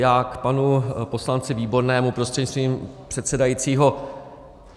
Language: Czech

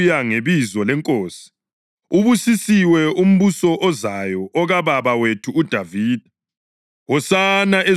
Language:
North Ndebele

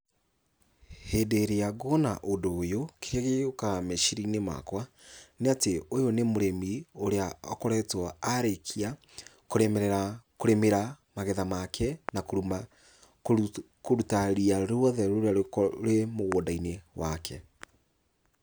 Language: Kikuyu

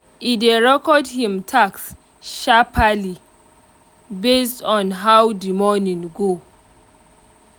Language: Nigerian Pidgin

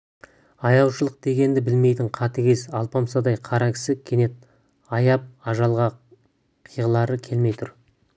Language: Kazakh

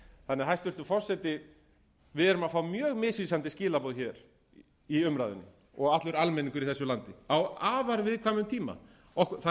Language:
Icelandic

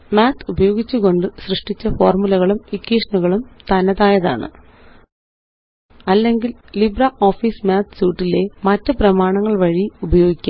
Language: Malayalam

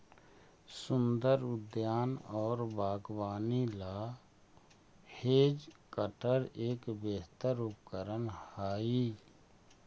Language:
Magahi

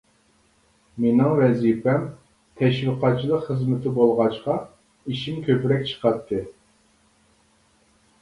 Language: Uyghur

